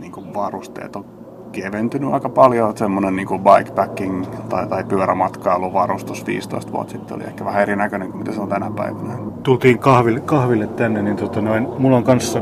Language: Finnish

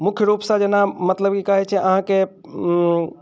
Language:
Maithili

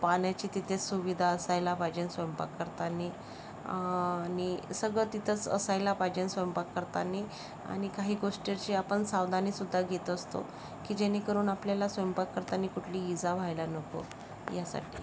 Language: Marathi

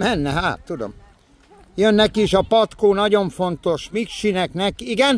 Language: Hungarian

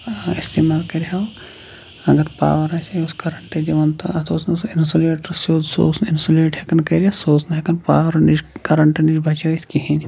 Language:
Kashmiri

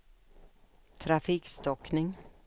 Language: Swedish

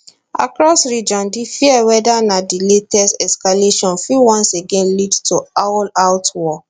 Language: Nigerian Pidgin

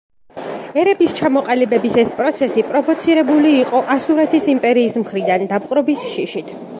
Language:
Georgian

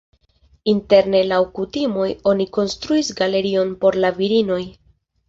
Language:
Esperanto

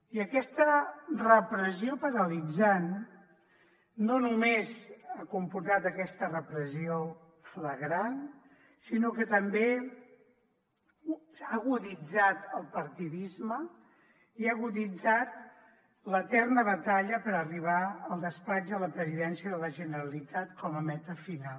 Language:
Catalan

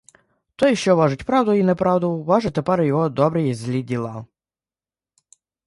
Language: Ukrainian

